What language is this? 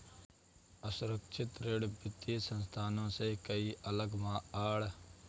Hindi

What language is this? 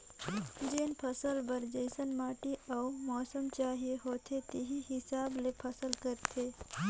Chhattisgarhi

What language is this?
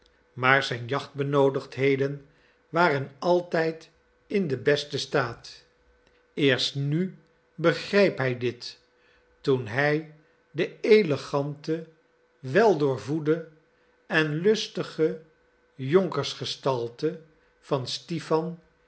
Dutch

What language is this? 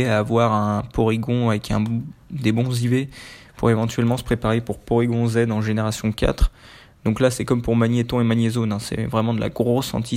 French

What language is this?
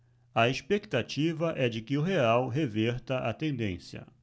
Portuguese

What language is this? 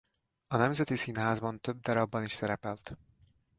Hungarian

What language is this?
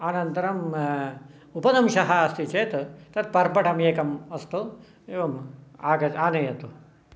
Sanskrit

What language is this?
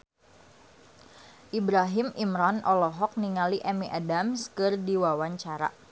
Sundanese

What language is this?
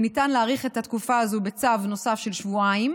Hebrew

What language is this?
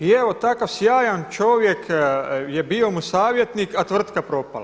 Croatian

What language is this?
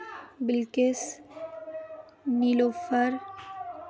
Kashmiri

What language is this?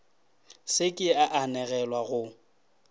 Northern Sotho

